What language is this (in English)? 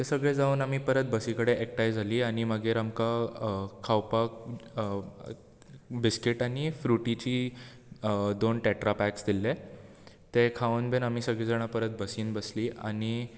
Konkani